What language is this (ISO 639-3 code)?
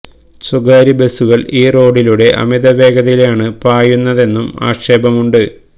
mal